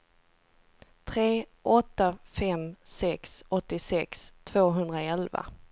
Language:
Swedish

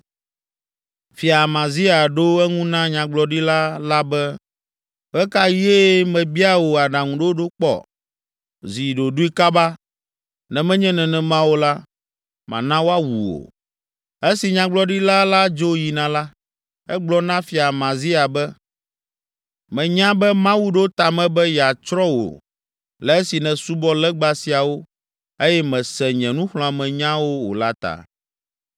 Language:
Ewe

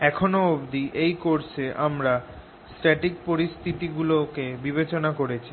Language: Bangla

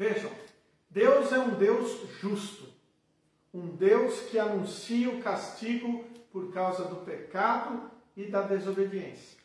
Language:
Portuguese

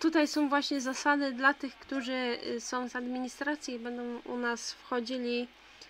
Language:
Polish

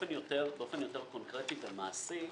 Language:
Hebrew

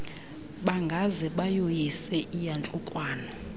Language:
Xhosa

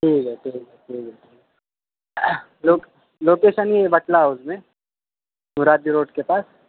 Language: Urdu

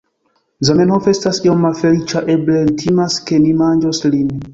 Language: Esperanto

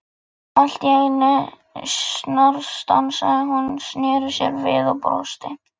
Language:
Icelandic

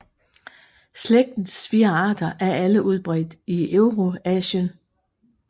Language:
Danish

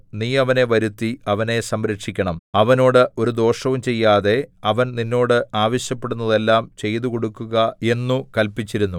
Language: Malayalam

